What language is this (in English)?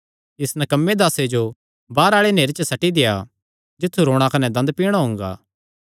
Kangri